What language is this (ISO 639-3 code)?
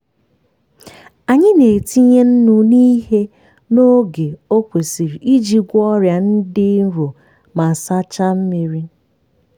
ibo